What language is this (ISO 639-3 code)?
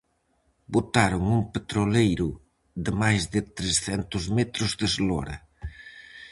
glg